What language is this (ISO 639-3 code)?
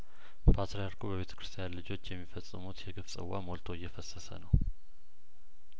amh